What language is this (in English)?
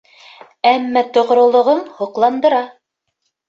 Bashkir